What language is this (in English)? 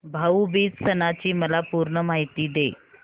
Marathi